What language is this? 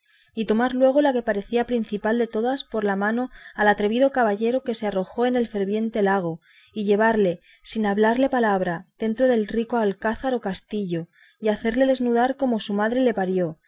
Spanish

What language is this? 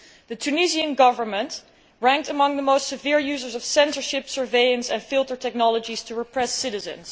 English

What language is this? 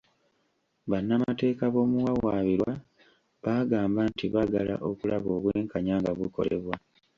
Ganda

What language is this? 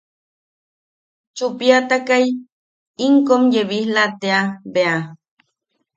Yaqui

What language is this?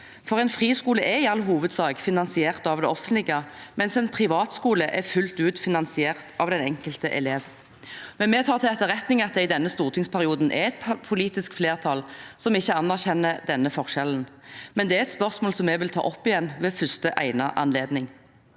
Norwegian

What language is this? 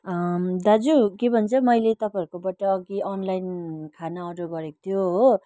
Nepali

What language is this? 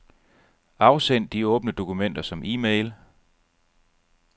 Danish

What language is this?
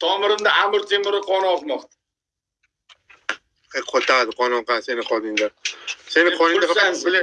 Uzbek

